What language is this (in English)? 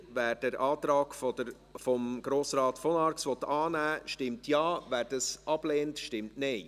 Swiss German